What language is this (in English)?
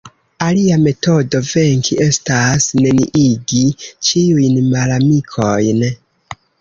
Esperanto